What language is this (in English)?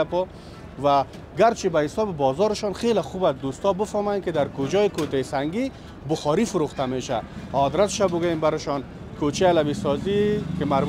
Persian